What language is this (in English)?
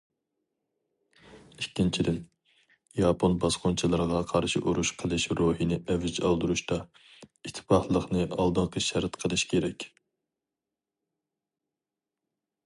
Uyghur